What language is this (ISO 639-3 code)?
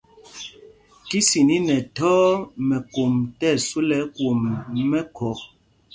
mgg